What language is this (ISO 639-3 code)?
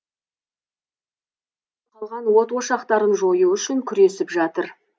kaz